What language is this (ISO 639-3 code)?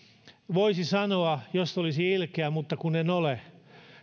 fin